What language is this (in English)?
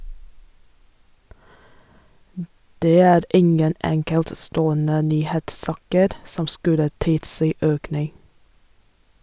Norwegian